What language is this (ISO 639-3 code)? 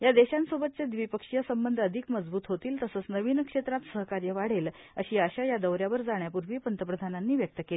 mar